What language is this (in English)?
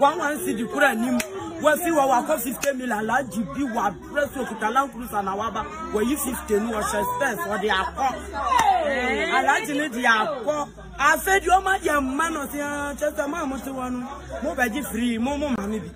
English